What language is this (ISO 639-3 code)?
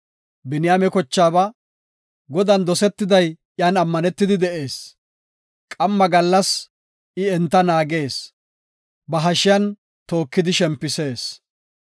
gof